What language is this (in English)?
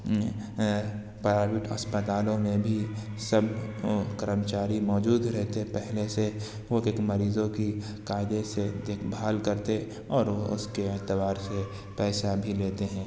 Urdu